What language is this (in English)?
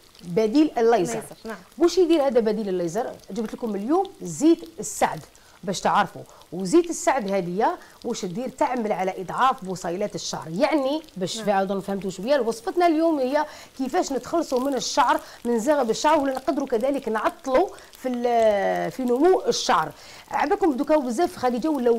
Arabic